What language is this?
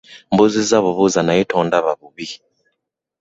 Ganda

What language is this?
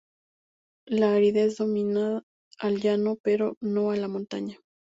Spanish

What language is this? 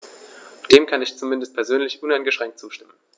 German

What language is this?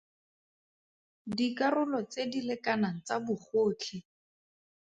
Tswana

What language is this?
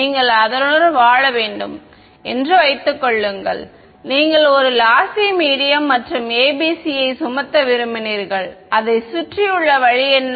Tamil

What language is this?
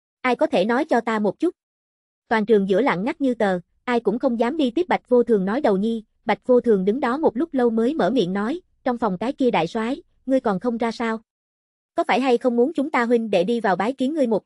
Vietnamese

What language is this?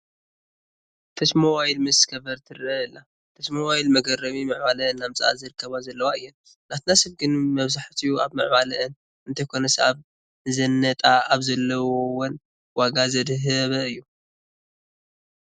Tigrinya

